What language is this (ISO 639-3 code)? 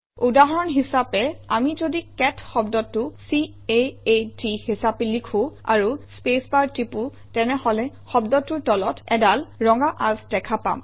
asm